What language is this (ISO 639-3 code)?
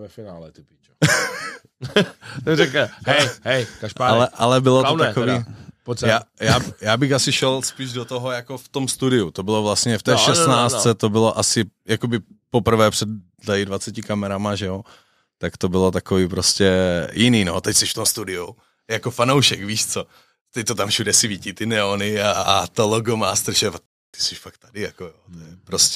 ces